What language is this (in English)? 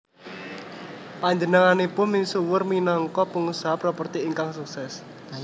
Javanese